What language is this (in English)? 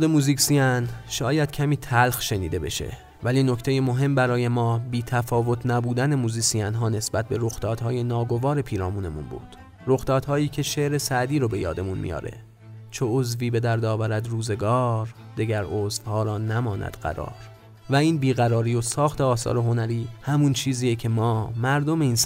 Persian